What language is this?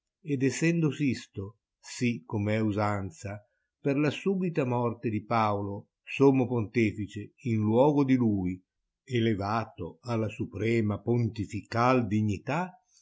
Italian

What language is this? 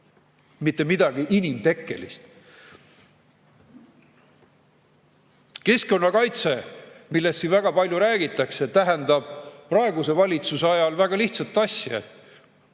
Estonian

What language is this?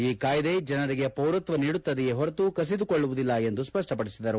Kannada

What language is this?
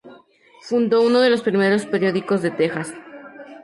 Spanish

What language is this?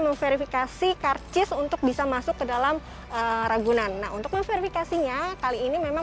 Indonesian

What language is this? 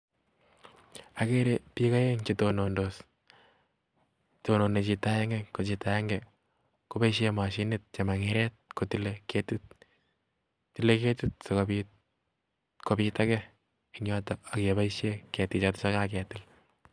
Kalenjin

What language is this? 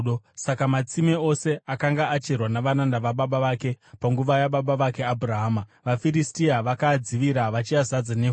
Shona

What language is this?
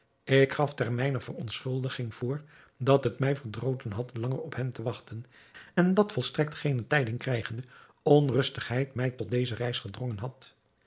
Dutch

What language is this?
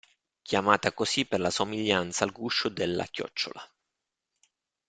Italian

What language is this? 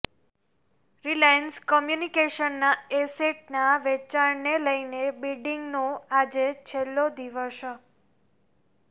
Gujarati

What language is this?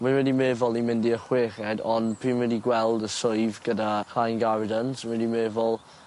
Welsh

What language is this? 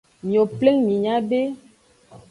Aja (Benin)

